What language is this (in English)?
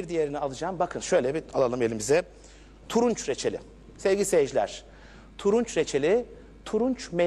Turkish